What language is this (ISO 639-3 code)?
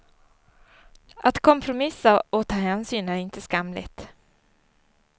swe